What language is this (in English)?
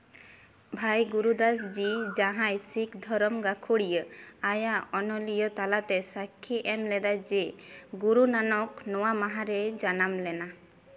Santali